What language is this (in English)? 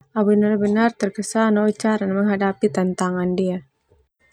Termanu